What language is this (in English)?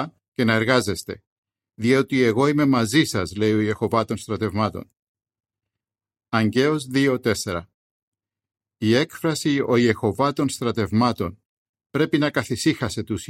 Greek